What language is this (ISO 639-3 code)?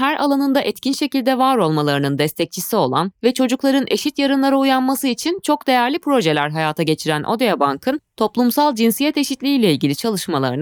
tur